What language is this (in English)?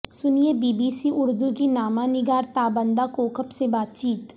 Urdu